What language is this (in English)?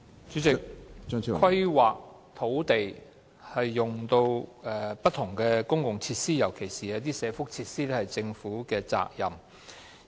Cantonese